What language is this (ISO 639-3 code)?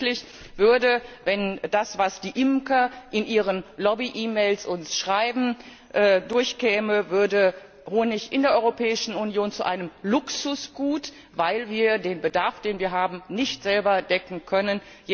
deu